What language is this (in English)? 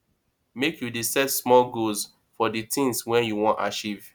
Nigerian Pidgin